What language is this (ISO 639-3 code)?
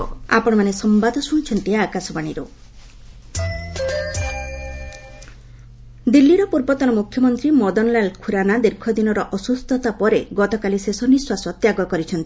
ori